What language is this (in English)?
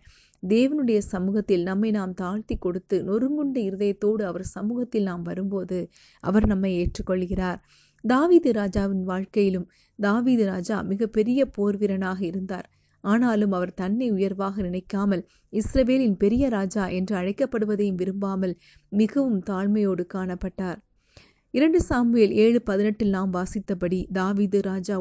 Tamil